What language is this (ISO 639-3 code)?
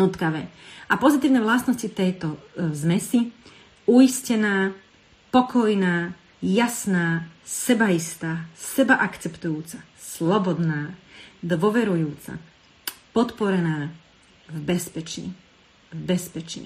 slk